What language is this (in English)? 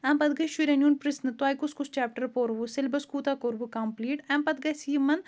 Kashmiri